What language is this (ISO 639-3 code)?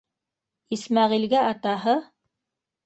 bak